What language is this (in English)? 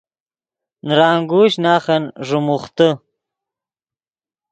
Yidgha